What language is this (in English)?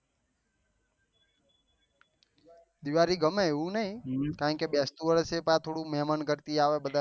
Gujarati